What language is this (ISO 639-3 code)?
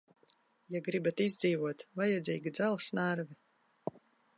lav